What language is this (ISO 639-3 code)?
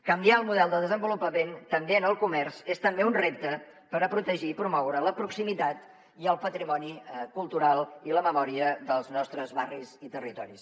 cat